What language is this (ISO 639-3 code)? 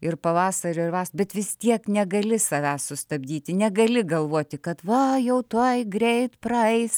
lit